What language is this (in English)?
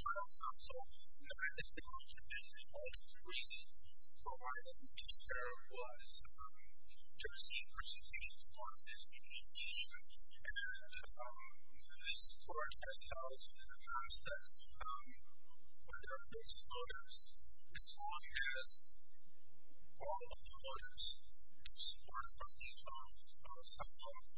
English